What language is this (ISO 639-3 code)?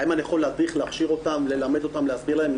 heb